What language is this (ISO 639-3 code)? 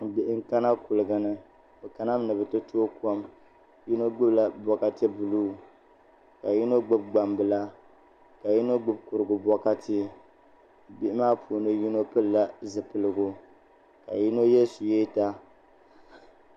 dag